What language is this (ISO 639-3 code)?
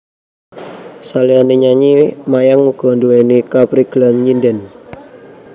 jav